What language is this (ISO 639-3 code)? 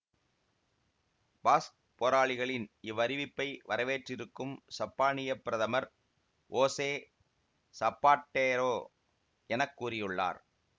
tam